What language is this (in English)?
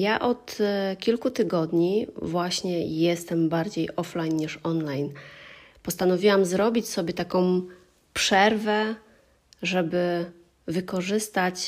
Polish